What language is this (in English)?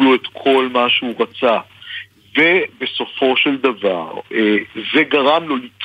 Hebrew